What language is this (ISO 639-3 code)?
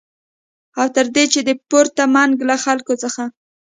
pus